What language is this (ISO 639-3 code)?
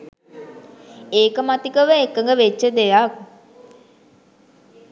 sin